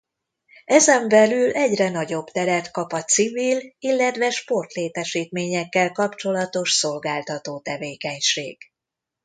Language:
Hungarian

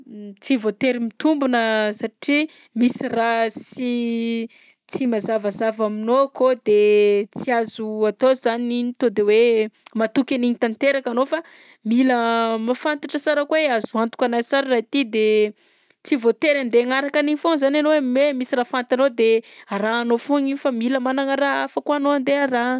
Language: Southern Betsimisaraka Malagasy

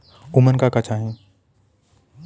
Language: Bhojpuri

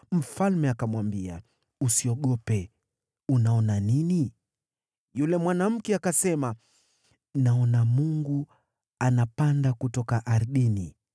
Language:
Swahili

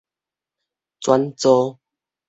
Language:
Min Nan Chinese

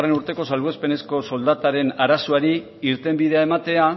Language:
Basque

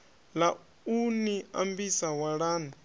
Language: Venda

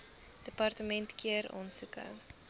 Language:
Afrikaans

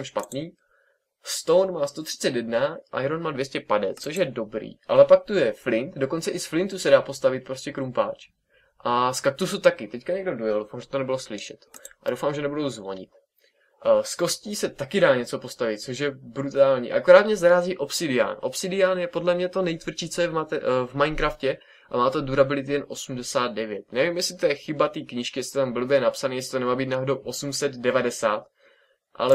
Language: Czech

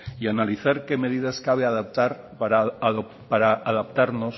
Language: Spanish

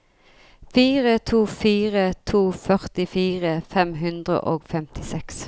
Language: Norwegian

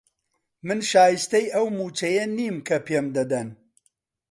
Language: Central Kurdish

